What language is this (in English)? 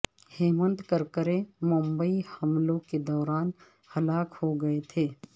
Urdu